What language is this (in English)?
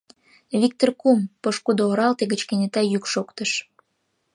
Mari